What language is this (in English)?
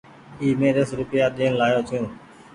Goaria